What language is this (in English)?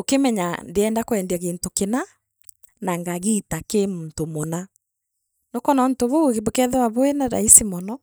Meru